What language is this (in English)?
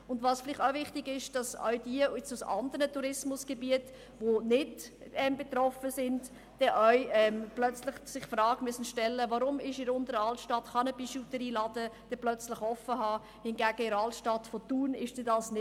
Swiss German